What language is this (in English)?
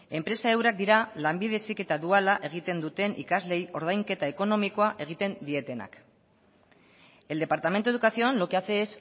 Basque